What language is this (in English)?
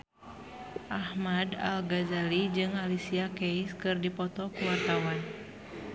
Sundanese